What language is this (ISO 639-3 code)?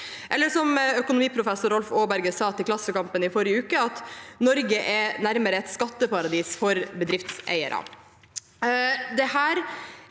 nor